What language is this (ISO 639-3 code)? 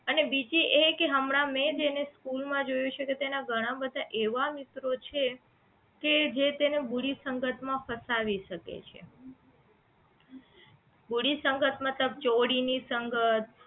guj